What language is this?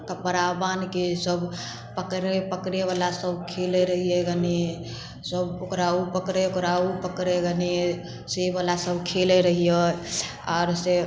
Maithili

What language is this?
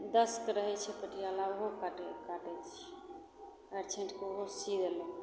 Maithili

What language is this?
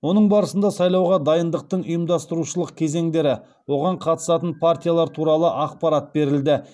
Kazakh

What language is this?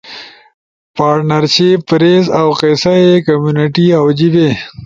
Ushojo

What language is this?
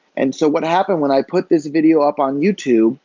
English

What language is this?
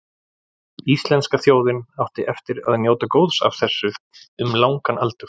Icelandic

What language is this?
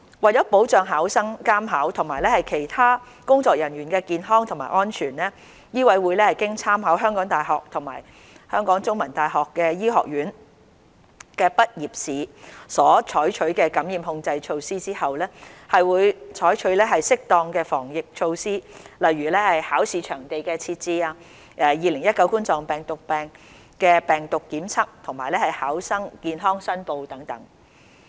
Cantonese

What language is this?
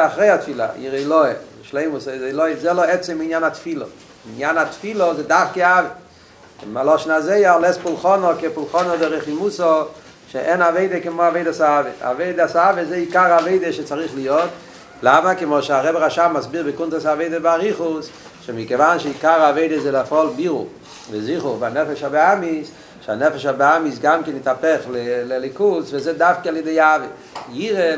Hebrew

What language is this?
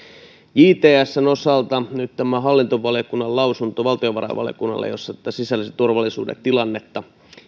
Finnish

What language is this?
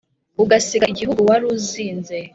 Kinyarwanda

